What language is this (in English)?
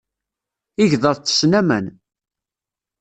Kabyle